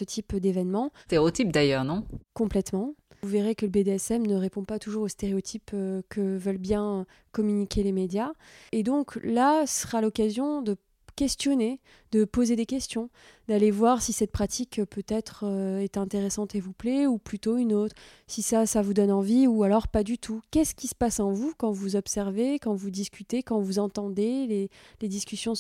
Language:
French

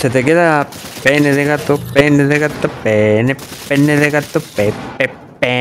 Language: Spanish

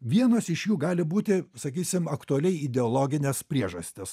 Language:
Lithuanian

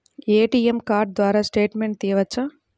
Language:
Telugu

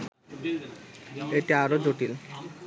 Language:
Bangla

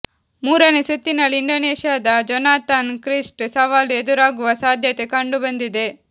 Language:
Kannada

